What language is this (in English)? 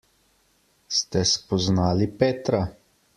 Slovenian